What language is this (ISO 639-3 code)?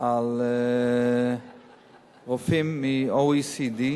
heb